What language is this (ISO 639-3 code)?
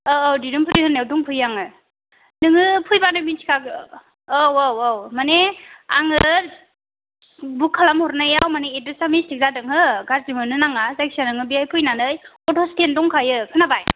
brx